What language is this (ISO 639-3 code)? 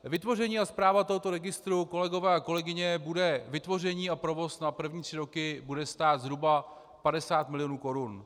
ces